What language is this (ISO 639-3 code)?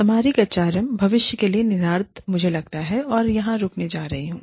hin